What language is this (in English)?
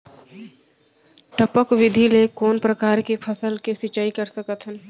Chhattisgarhi